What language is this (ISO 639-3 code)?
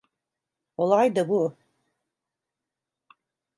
tur